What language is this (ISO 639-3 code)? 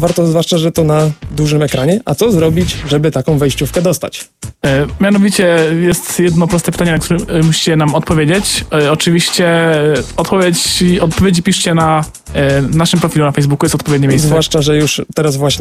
pol